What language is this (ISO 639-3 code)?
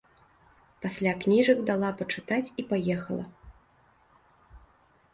bel